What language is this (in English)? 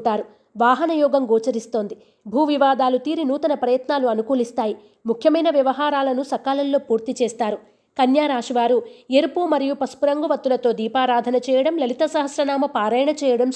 Telugu